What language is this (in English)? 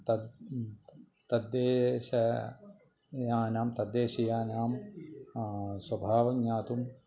Sanskrit